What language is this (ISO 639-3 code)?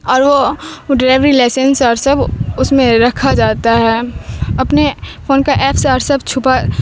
urd